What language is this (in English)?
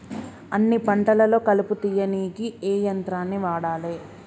Telugu